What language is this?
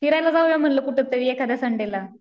Marathi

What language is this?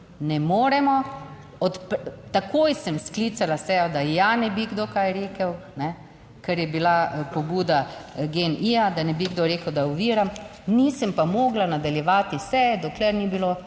Slovenian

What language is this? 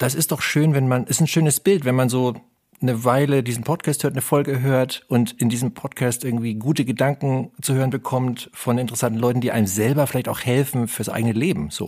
German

